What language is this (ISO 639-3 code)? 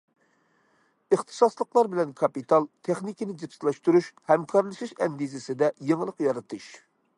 uig